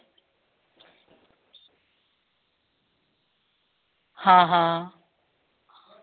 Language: Dogri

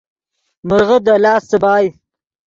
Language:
Yidgha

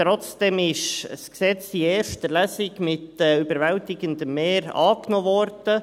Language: Swiss German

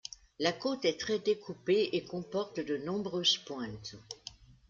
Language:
French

